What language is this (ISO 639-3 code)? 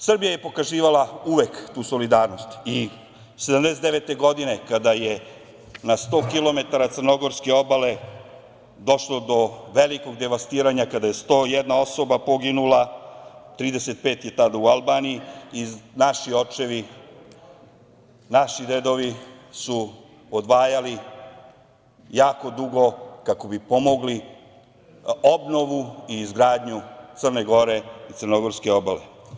srp